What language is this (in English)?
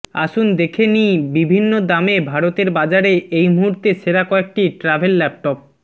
Bangla